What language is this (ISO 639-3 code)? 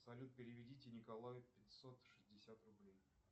rus